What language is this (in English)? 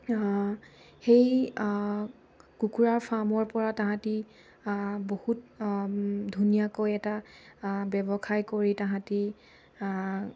Assamese